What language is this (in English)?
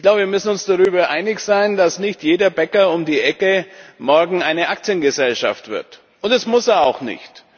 German